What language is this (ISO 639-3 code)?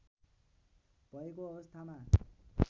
nep